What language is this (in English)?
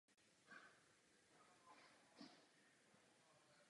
Czech